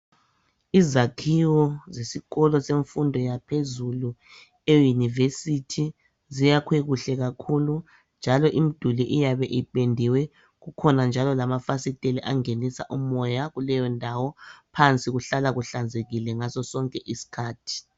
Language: North Ndebele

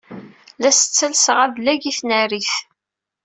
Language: Kabyle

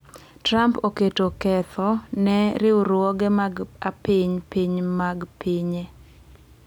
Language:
Luo (Kenya and Tanzania)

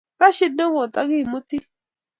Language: Kalenjin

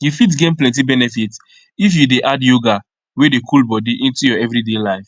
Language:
Nigerian Pidgin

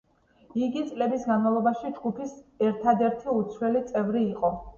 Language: Georgian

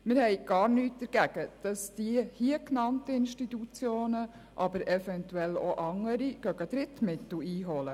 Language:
Swiss German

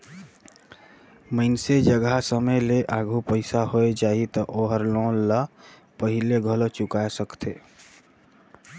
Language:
Chhattisgarhi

